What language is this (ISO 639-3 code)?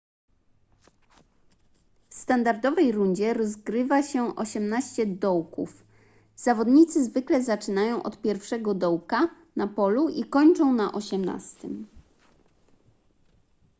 pol